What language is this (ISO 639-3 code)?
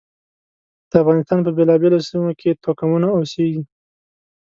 pus